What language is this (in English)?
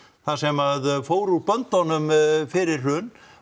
Icelandic